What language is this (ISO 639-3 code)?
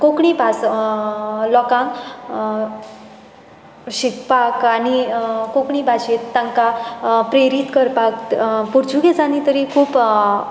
kok